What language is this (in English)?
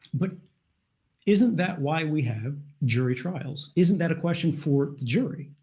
English